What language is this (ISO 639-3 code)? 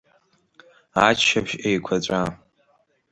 abk